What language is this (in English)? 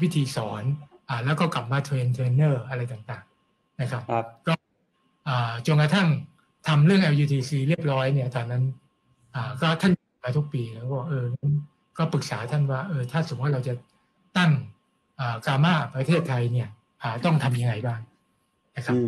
Thai